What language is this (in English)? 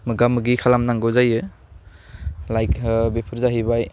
Bodo